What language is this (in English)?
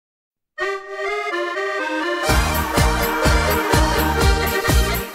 Dutch